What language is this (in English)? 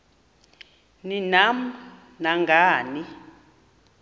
Xhosa